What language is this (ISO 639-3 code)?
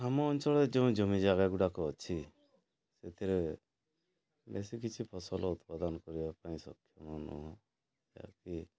ori